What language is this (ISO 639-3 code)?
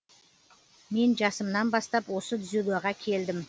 kaz